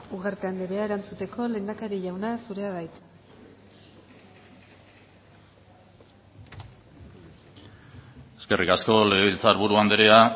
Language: Basque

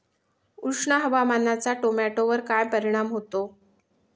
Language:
Marathi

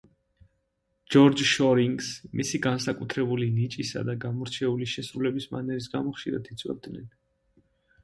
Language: Georgian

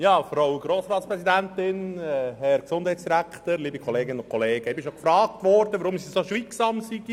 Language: Swiss German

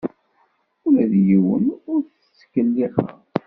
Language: Kabyle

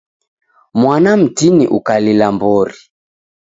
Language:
Taita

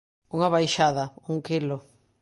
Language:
Galician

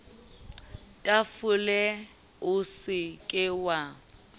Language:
Southern Sotho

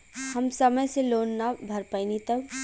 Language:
Bhojpuri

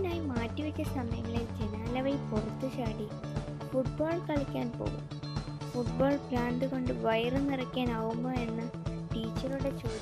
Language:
Malayalam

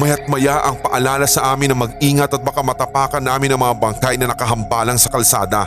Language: Filipino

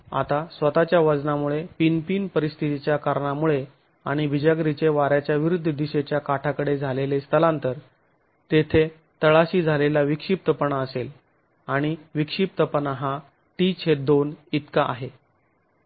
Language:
Marathi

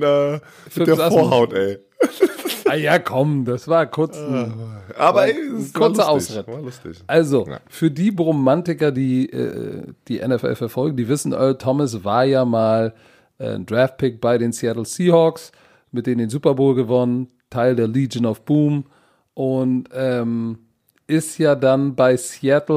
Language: German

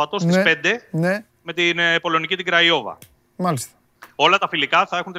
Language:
Greek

